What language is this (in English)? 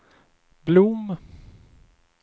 Swedish